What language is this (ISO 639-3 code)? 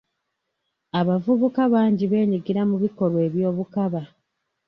lug